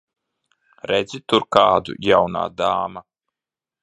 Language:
Latvian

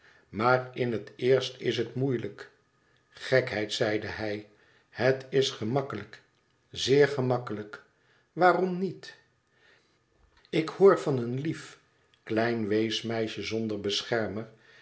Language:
Dutch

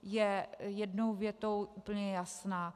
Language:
Czech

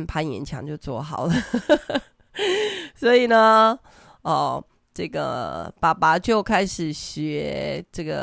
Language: Chinese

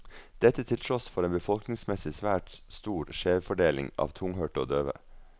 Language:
Norwegian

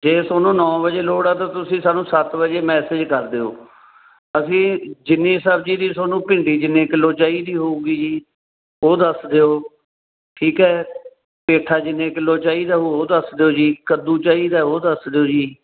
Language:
Punjabi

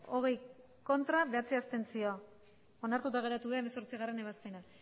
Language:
Basque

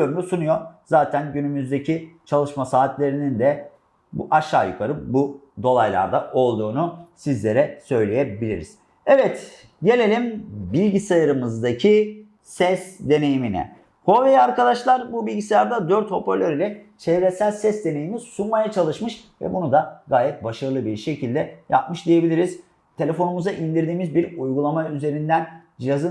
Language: Turkish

